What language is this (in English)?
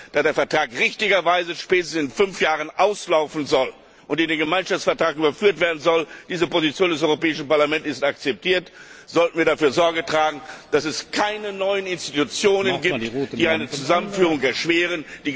German